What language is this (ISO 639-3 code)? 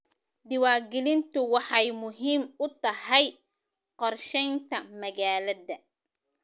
som